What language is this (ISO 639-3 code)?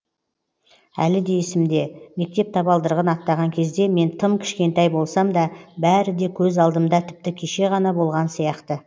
kaz